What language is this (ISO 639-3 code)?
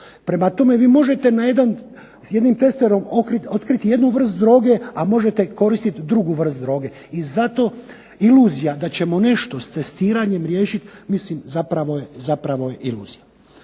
hrv